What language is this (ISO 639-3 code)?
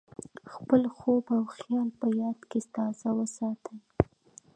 pus